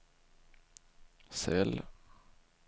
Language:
Swedish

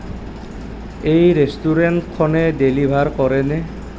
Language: Assamese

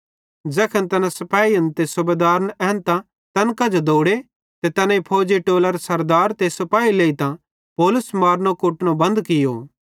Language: Bhadrawahi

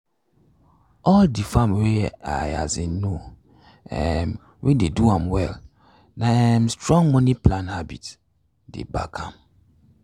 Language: Nigerian Pidgin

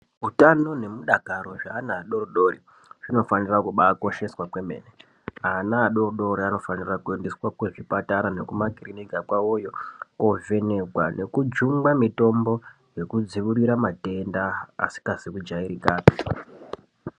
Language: Ndau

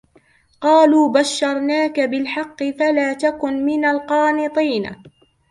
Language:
Arabic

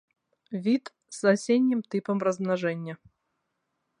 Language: Belarusian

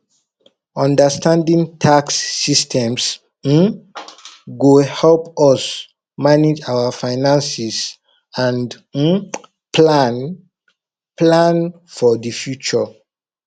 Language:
Nigerian Pidgin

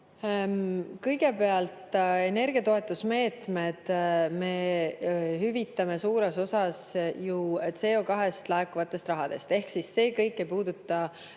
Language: Estonian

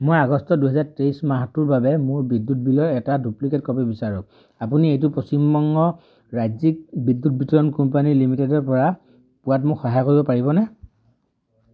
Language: Assamese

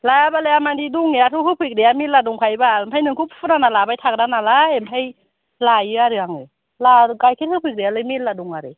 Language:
Bodo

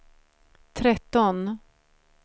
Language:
Swedish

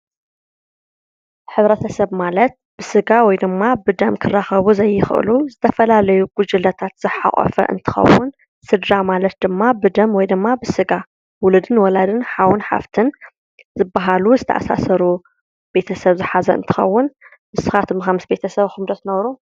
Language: Tigrinya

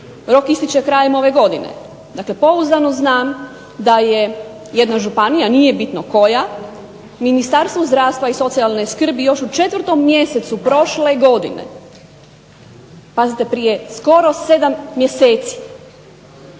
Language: Croatian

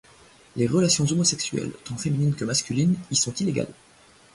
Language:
French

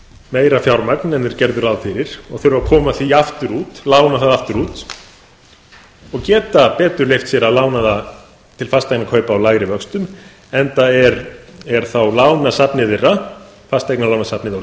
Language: Icelandic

